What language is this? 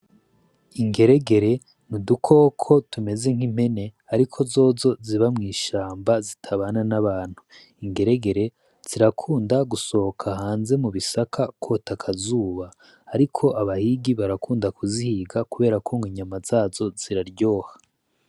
Rundi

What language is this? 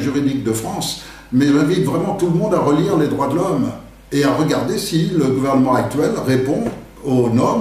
French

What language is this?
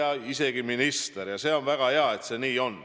Estonian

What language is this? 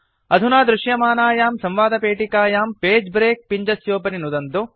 Sanskrit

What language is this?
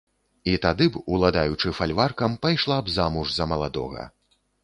Belarusian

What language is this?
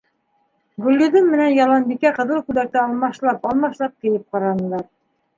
Bashkir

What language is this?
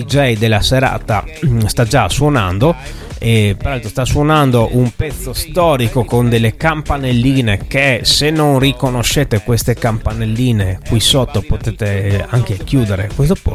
Italian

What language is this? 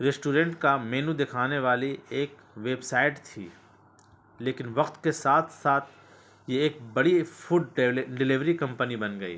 Urdu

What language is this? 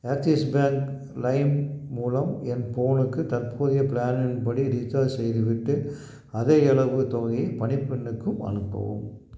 Tamil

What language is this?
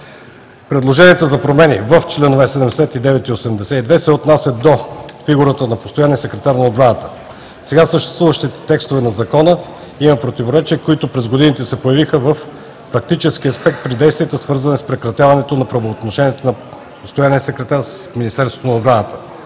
Bulgarian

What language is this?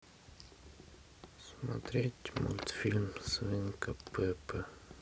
Russian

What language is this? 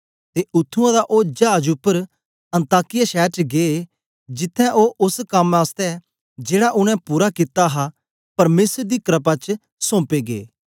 Dogri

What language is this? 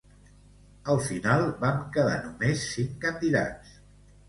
Catalan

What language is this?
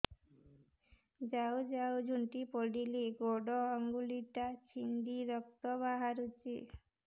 Odia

